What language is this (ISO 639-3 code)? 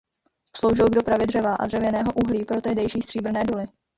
ces